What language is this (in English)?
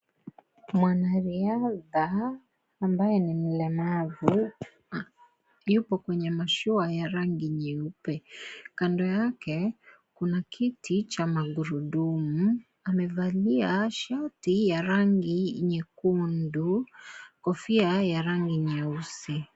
Swahili